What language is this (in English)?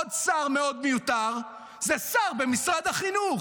Hebrew